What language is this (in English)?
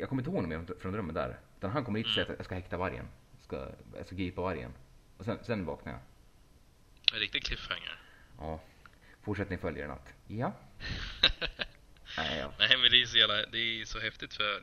Swedish